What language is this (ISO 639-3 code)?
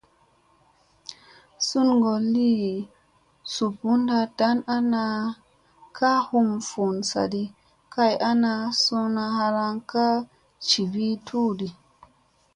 mse